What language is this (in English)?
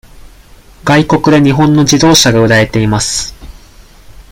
Japanese